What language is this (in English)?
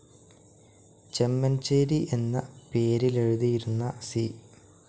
Malayalam